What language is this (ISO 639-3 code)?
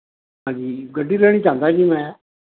pan